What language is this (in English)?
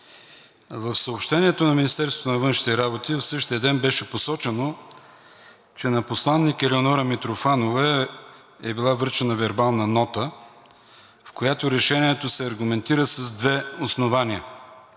Bulgarian